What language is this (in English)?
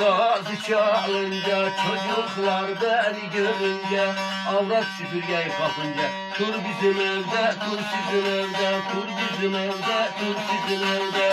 Turkish